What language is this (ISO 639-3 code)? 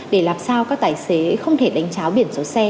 vie